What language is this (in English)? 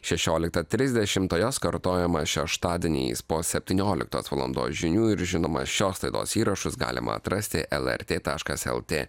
Lithuanian